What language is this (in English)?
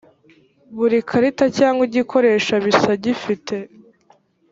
Kinyarwanda